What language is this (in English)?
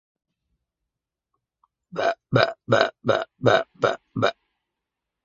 Arabic